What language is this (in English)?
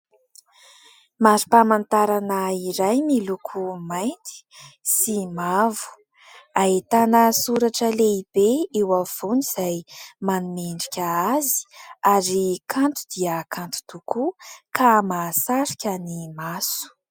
Malagasy